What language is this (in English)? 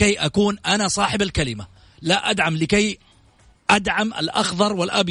Arabic